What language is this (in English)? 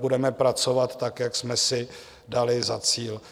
Czech